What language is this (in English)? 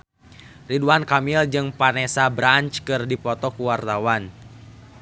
Sundanese